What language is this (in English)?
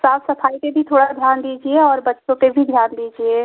Hindi